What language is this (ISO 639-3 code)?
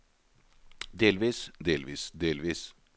nor